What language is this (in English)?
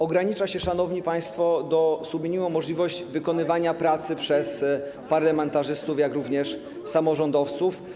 Polish